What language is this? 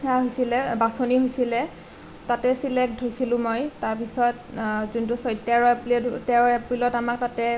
Assamese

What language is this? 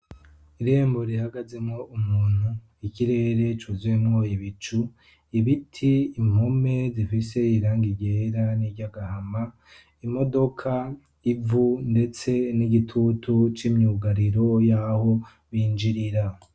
Rundi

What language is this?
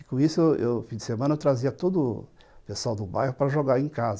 Portuguese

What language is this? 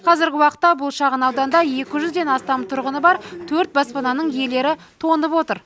Kazakh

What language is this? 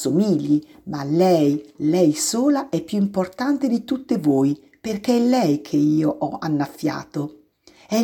Italian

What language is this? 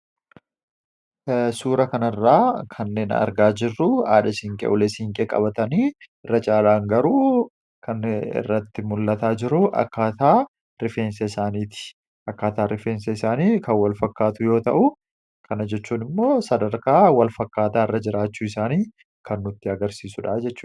Oromo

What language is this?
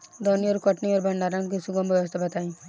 Bhojpuri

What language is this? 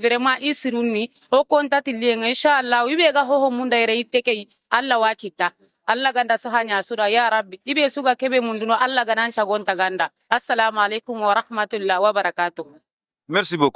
French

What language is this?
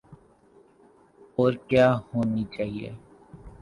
Urdu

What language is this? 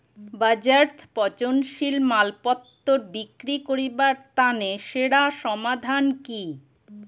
Bangla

